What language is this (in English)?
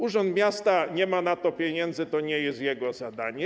Polish